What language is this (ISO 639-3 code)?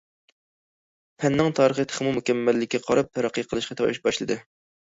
uig